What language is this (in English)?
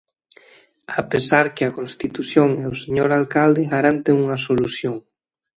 Galician